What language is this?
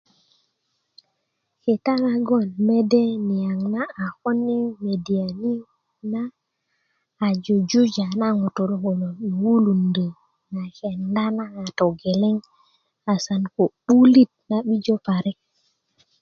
Kuku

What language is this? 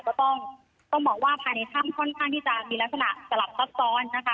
Thai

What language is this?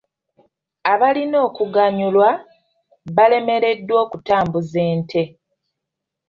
Ganda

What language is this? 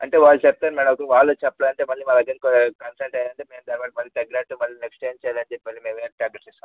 Telugu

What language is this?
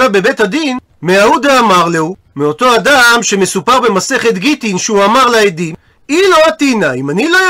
Hebrew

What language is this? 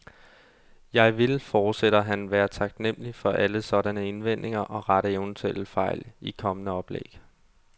Danish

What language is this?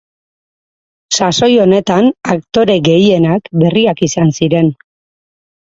Basque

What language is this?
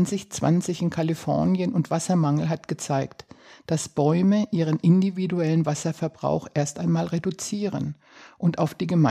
German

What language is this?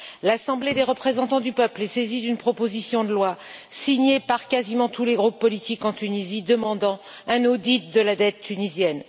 French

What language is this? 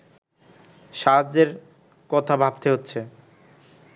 Bangla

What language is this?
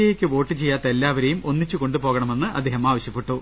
Malayalam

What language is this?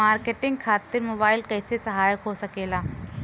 Bhojpuri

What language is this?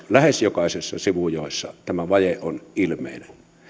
Finnish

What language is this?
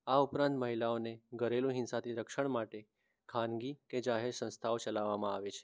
Gujarati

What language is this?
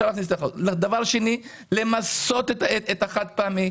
Hebrew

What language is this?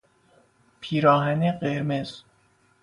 Persian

